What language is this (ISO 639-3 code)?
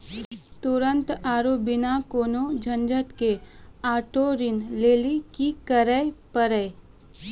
mai